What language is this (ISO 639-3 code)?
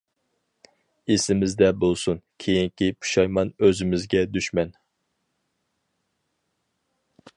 uig